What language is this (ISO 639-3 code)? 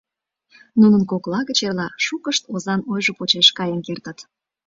chm